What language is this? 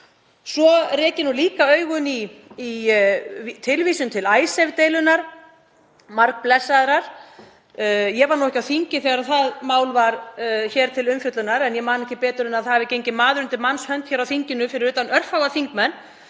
Icelandic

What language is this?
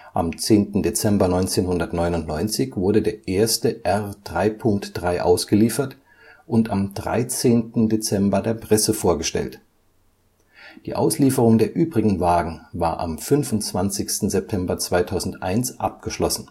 German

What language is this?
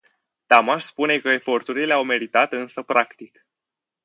Romanian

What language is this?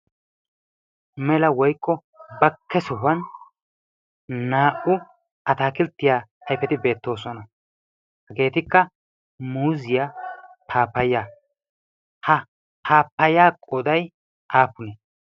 Wolaytta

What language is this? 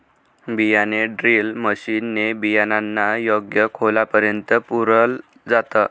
Marathi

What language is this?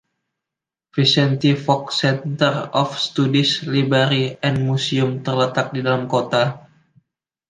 Indonesian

